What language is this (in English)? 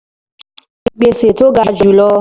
Yoruba